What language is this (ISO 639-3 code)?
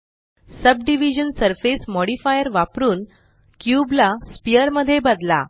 mar